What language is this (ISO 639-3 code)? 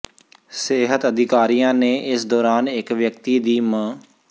pan